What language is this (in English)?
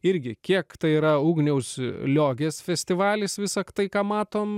Lithuanian